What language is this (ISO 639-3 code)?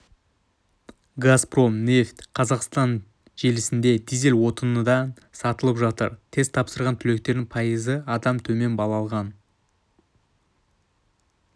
kaz